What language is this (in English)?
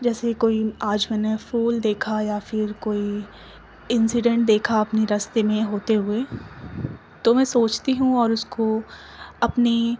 Urdu